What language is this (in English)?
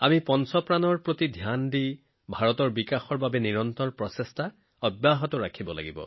Assamese